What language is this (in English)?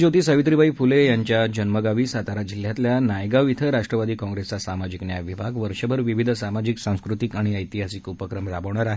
Marathi